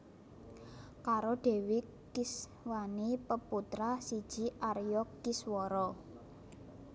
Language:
Javanese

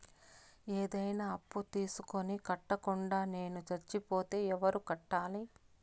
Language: Telugu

